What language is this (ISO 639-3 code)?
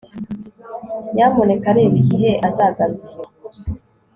kin